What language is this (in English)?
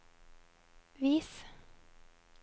Norwegian